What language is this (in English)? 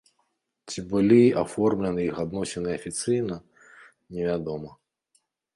Belarusian